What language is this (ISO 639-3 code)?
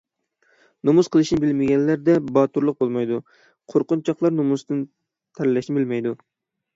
uig